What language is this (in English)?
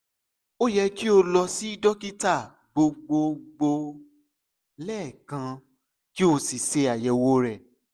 Yoruba